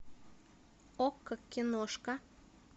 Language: Russian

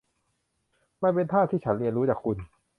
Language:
Thai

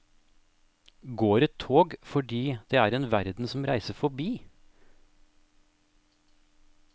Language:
Norwegian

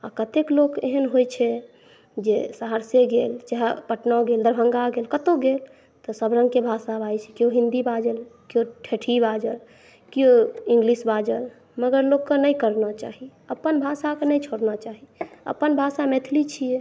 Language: Maithili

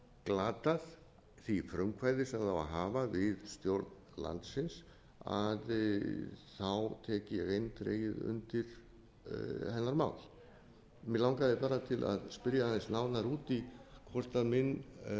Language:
Icelandic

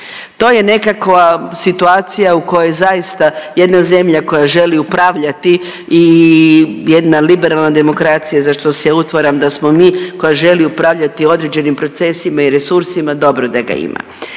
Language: Croatian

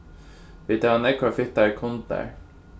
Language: Faroese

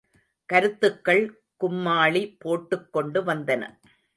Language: Tamil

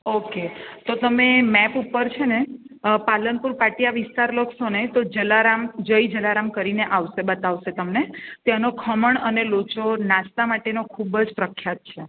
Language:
Gujarati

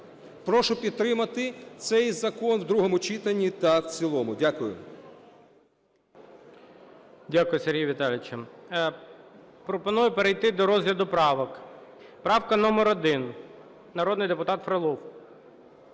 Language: Ukrainian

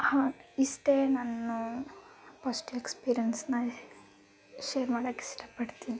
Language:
Kannada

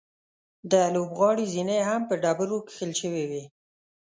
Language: Pashto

